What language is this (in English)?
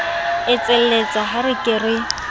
Southern Sotho